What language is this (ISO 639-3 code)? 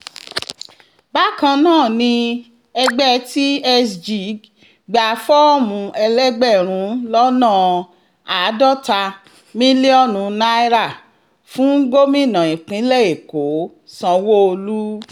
yor